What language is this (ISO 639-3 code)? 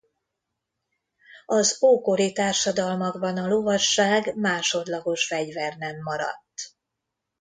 hun